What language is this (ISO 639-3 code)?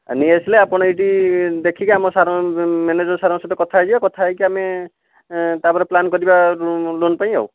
ori